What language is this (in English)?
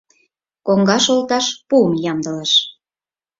Mari